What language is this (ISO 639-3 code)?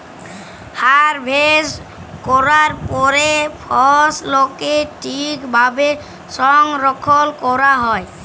ben